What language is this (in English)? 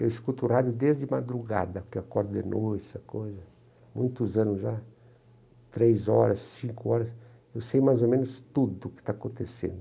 Portuguese